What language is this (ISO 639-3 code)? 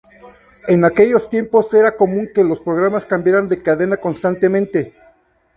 spa